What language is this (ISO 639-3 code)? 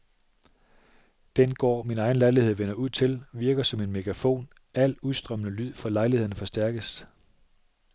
dan